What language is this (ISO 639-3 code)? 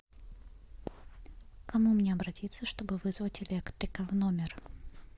rus